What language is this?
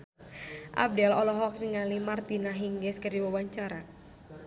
Sundanese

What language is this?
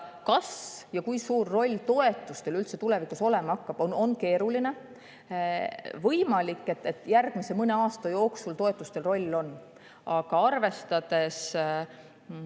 Estonian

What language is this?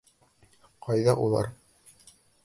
Bashkir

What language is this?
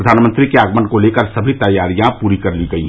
Hindi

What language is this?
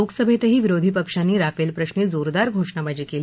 Marathi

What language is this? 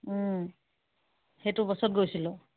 Assamese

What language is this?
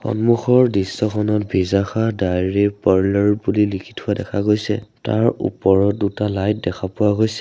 Assamese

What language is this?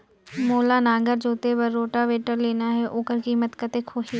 Chhattisgarhi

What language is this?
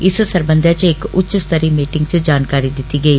Dogri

